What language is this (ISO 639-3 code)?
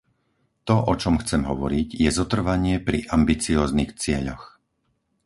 slk